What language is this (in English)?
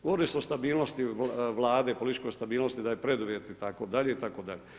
Croatian